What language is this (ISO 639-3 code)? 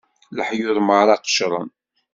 kab